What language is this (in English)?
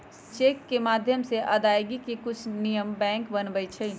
Magahi